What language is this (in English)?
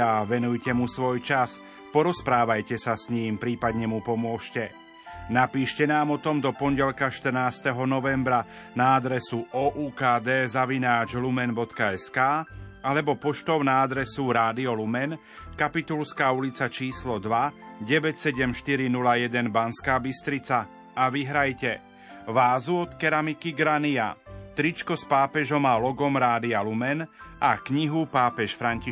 Slovak